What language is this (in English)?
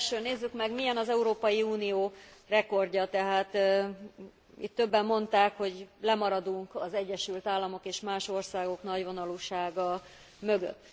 Hungarian